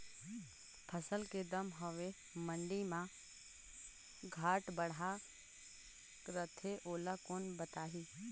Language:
Chhattisgarhi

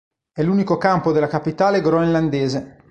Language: Italian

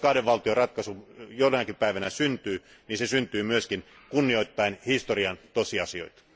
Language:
Finnish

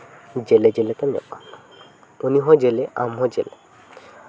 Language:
Santali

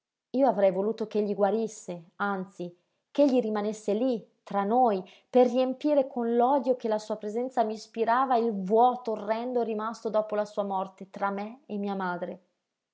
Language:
Italian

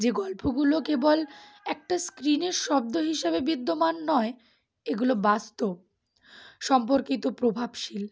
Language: Bangla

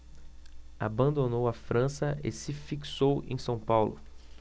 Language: Portuguese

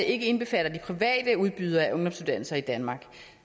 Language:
Danish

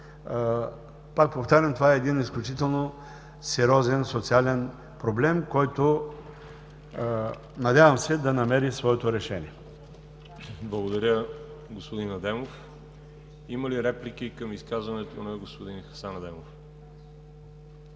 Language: Bulgarian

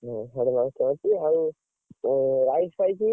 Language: Odia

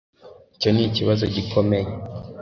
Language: Kinyarwanda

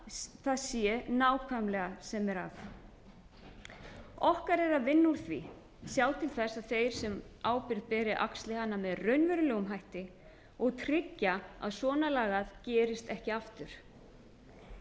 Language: Icelandic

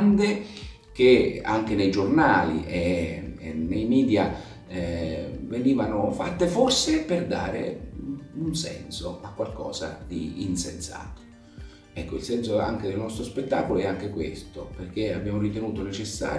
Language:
Italian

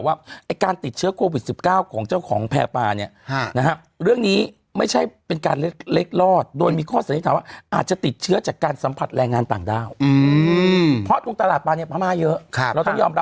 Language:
Thai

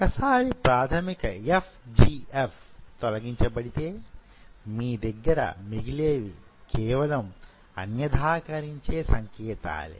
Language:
Telugu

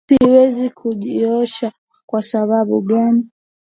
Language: Swahili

